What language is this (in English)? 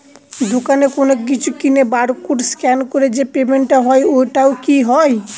Bangla